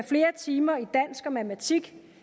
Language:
Danish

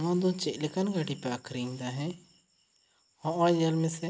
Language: Santali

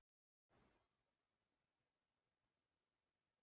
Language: Icelandic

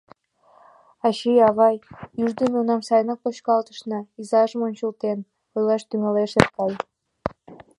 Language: Mari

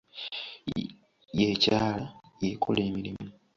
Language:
Ganda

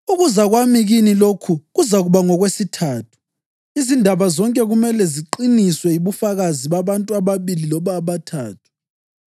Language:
North Ndebele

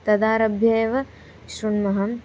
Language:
Sanskrit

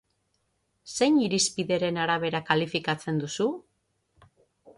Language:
Basque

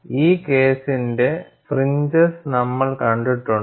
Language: Malayalam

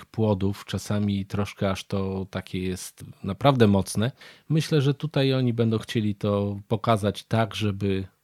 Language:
Polish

